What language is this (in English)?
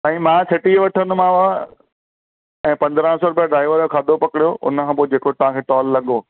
Sindhi